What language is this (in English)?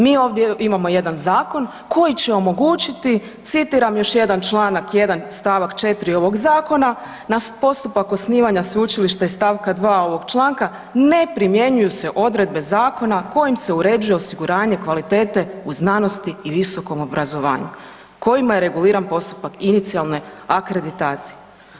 Croatian